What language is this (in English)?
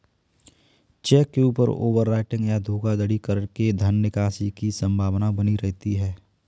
Hindi